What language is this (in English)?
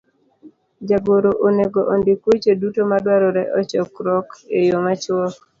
Luo (Kenya and Tanzania)